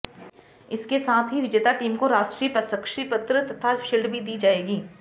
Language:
Hindi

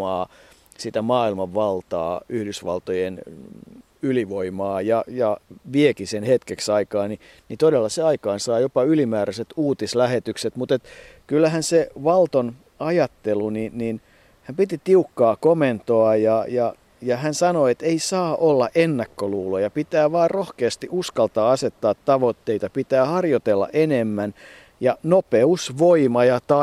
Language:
Finnish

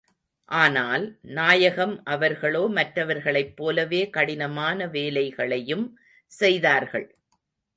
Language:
Tamil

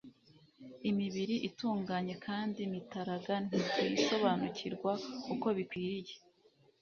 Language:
Kinyarwanda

